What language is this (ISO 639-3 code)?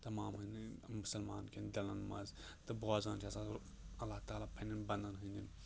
kas